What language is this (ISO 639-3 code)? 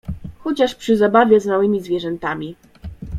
pol